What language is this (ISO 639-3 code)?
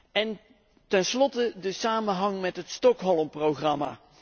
nld